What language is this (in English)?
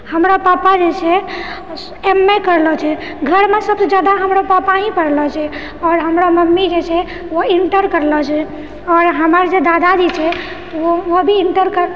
Maithili